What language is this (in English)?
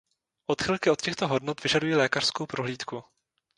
Czech